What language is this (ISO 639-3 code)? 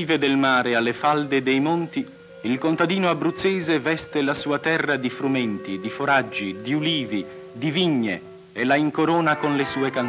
ita